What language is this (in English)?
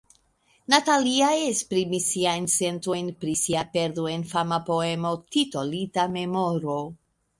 Esperanto